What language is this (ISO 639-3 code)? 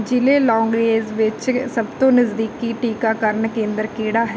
pan